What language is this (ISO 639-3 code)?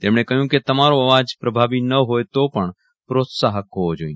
guj